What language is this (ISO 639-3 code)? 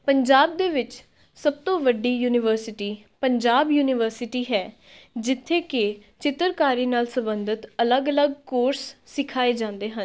pan